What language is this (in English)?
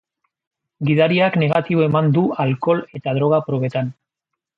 Basque